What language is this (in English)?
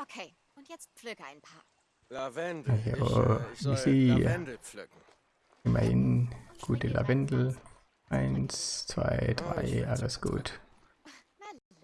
German